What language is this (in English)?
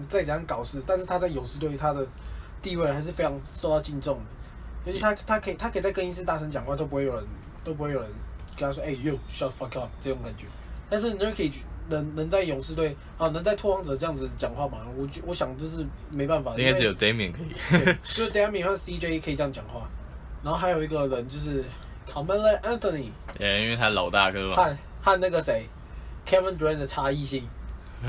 Chinese